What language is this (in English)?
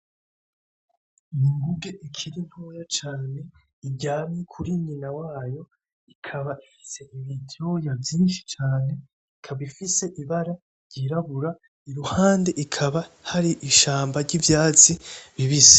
Rundi